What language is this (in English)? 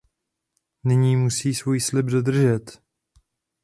Czech